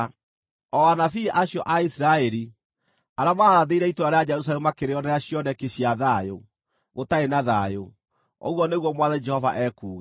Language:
Kikuyu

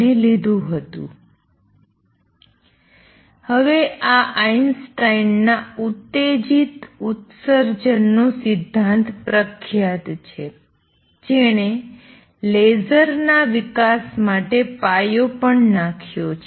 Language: Gujarati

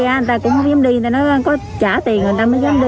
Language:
Vietnamese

